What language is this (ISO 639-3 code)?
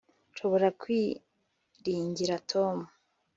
kin